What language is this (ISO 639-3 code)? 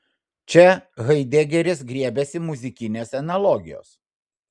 lit